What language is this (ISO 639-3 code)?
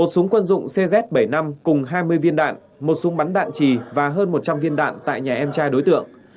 vie